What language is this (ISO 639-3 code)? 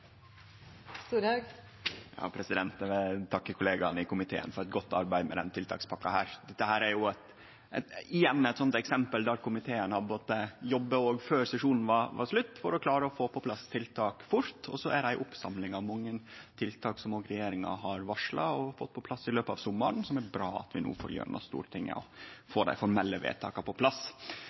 nno